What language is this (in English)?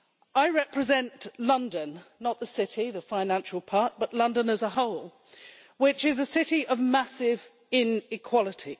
English